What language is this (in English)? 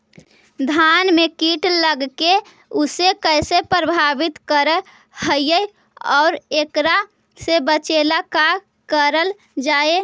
Magahi